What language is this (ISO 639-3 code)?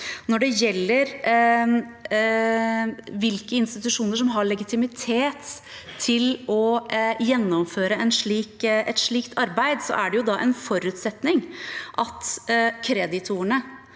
nor